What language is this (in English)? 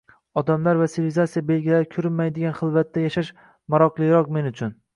Uzbek